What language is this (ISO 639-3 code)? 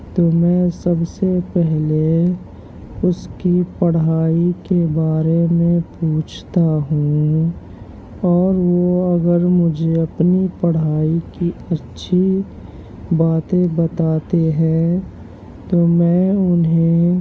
urd